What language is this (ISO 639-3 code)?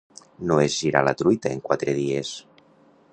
cat